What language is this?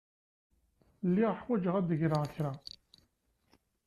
Kabyle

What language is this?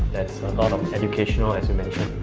English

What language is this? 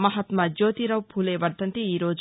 Telugu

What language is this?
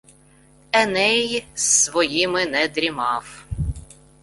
Ukrainian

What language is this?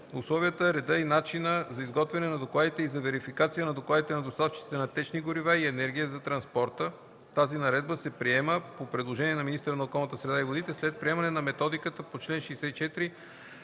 Bulgarian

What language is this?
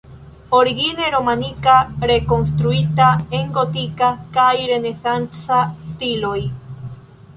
Esperanto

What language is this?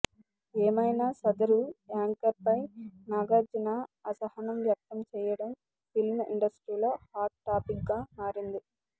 Telugu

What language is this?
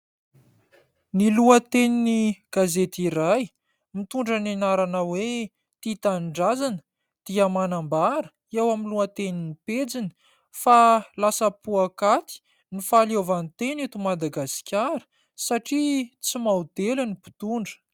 Malagasy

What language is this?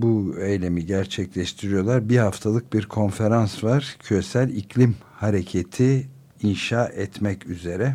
Turkish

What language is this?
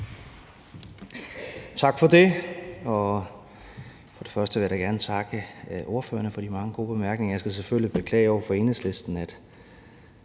Danish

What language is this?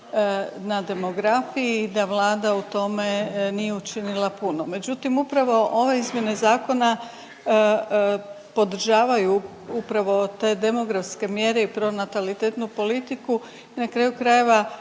Croatian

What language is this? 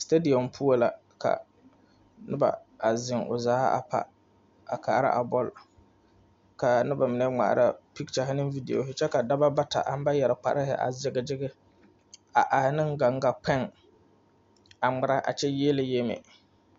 Southern Dagaare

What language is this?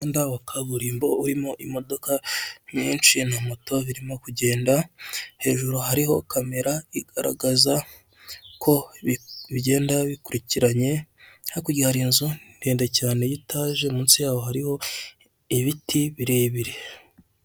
Kinyarwanda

